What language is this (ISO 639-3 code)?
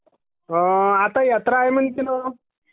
mar